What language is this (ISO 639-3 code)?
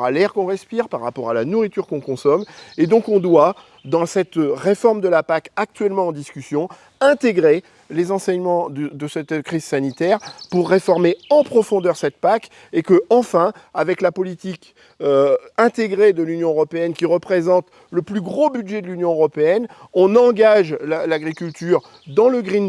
fra